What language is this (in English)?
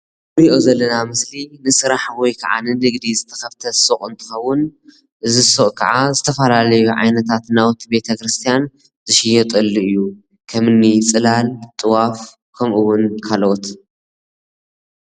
Tigrinya